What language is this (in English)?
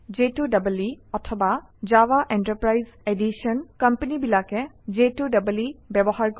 Assamese